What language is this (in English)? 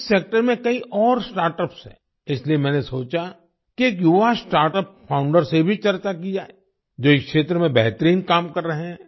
Hindi